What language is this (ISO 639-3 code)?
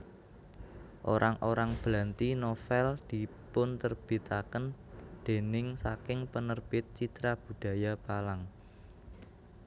jav